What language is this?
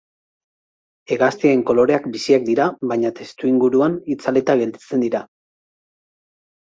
Basque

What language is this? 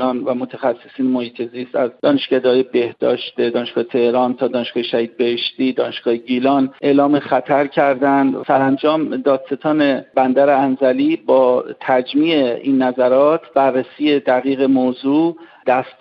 Persian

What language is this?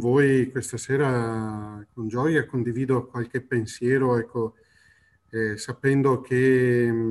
Italian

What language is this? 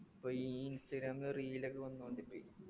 Malayalam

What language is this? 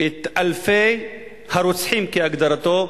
Hebrew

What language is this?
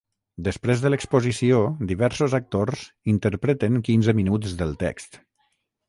Catalan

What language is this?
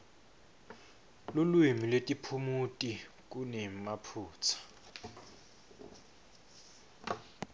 Swati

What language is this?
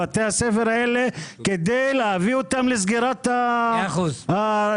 Hebrew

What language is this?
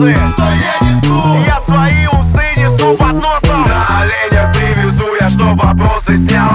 Russian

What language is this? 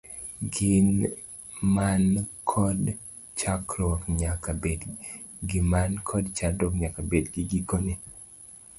Luo (Kenya and Tanzania)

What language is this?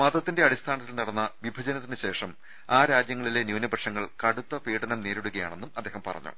Malayalam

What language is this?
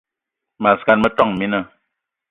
Eton (Cameroon)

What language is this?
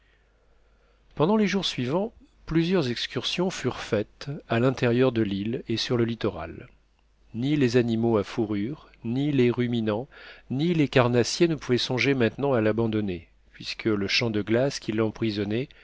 French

